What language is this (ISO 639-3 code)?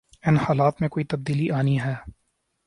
urd